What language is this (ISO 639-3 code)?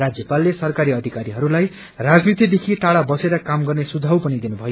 nep